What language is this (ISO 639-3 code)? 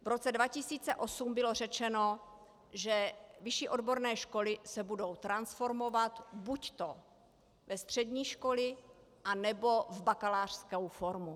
ces